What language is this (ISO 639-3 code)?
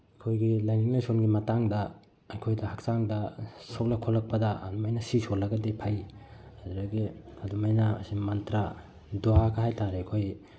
mni